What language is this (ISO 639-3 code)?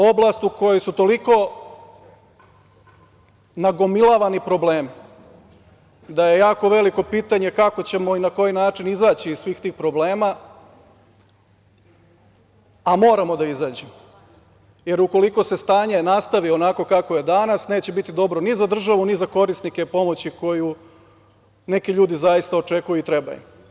srp